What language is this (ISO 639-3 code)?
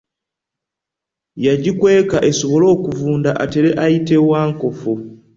lug